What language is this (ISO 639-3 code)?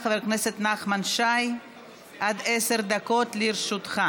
heb